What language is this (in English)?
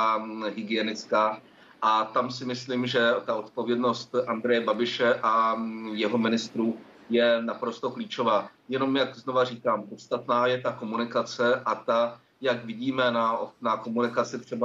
Czech